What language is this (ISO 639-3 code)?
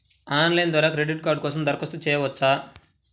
tel